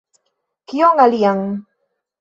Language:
Esperanto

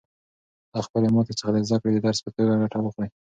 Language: Pashto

